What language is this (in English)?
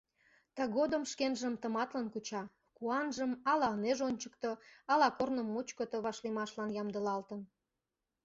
Mari